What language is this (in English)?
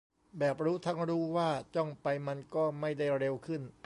Thai